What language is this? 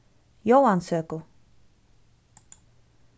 Faroese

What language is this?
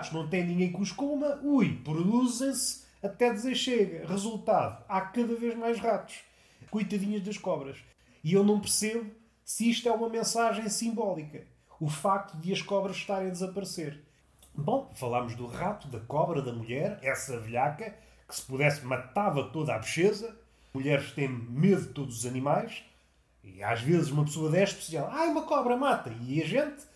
Portuguese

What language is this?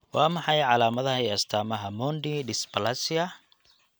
Somali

